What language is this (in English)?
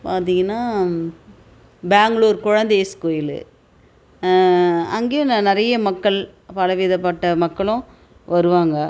Tamil